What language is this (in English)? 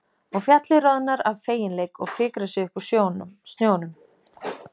Icelandic